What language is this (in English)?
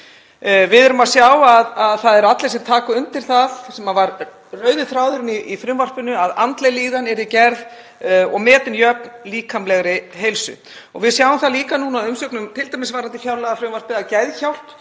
Icelandic